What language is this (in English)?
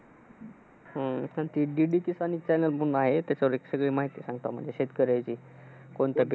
Marathi